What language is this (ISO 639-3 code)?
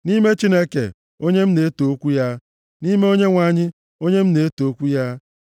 ibo